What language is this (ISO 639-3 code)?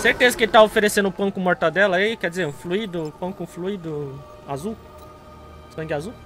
por